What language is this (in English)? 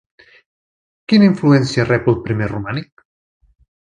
Catalan